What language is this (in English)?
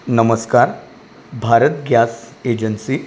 Marathi